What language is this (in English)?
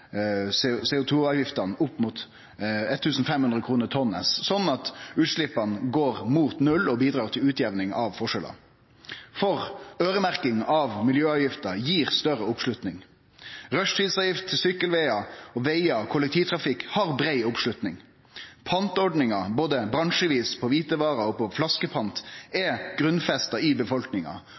Norwegian Nynorsk